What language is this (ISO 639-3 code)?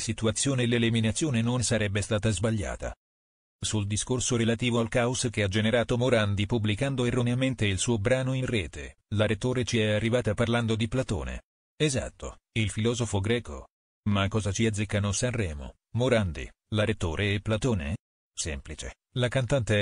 ita